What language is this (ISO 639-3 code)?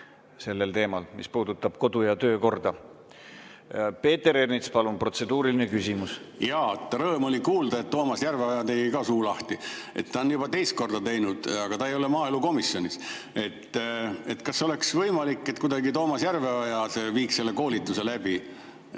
est